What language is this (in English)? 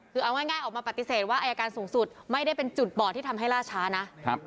Thai